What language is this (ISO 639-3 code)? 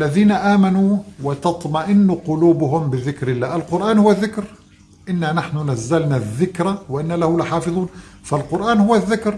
ara